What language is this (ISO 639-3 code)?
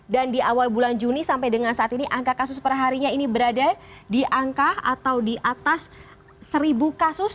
ind